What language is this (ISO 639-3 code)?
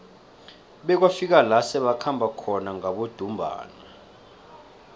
nbl